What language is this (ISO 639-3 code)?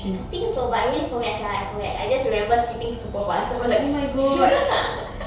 eng